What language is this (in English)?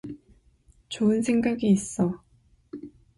Korean